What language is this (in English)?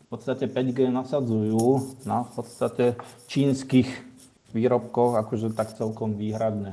Slovak